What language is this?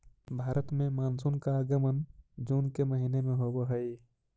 Magahi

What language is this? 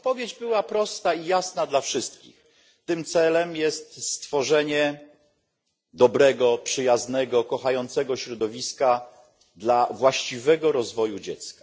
Polish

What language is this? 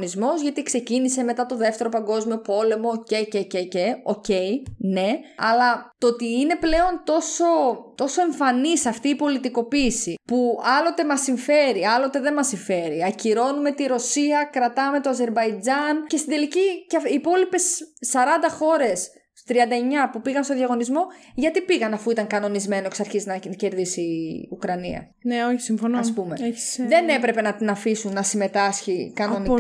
Greek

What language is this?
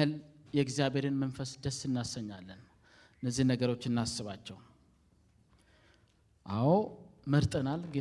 Amharic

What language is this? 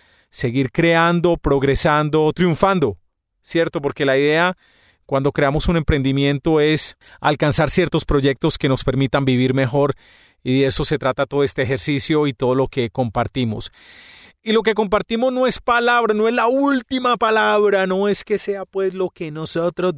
Spanish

